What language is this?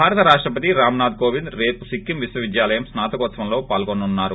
Telugu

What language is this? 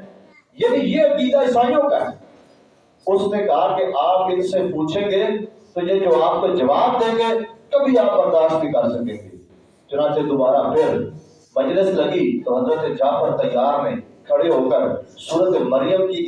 Urdu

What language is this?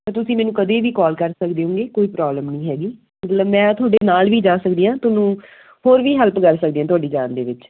Punjabi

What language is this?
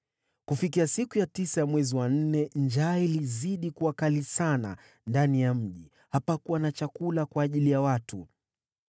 Swahili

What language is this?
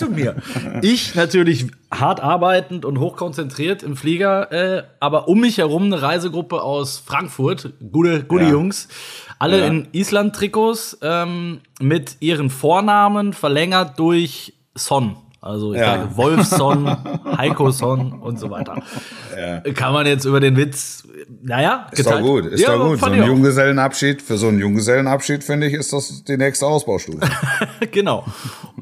German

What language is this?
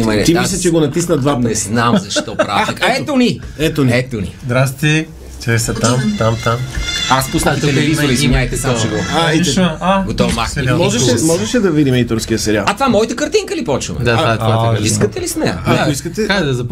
Bulgarian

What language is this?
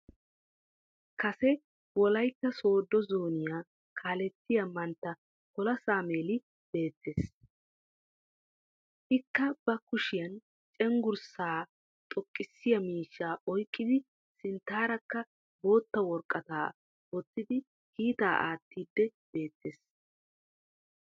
Wolaytta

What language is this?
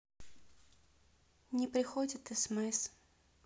Russian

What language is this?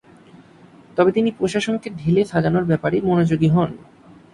Bangla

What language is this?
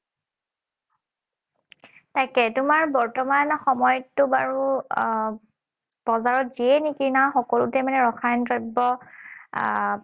Assamese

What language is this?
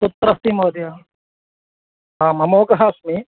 Sanskrit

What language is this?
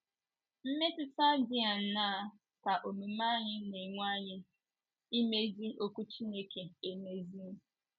Igbo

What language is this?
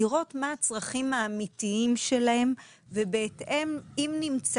Hebrew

